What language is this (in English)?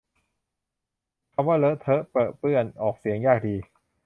Thai